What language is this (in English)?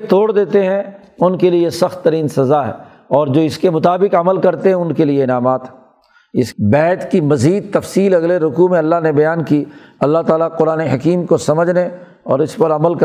Urdu